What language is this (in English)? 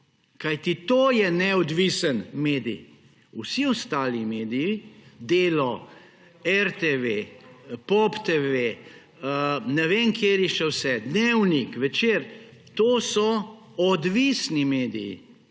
Slovenian